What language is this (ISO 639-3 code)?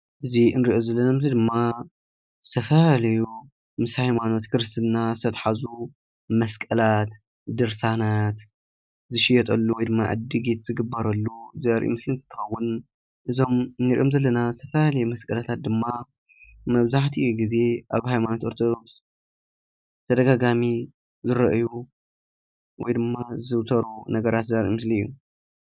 tir